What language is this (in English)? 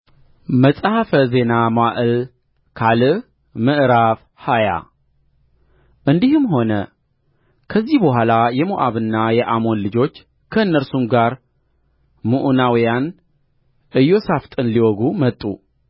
Amharic